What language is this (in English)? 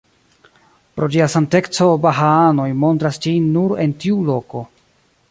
Esperanto